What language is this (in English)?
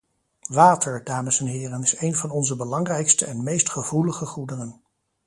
Dutch